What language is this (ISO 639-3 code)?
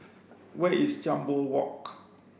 eng